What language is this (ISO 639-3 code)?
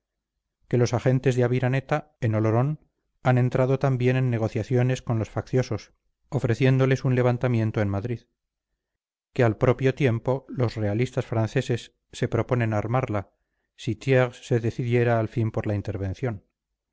spa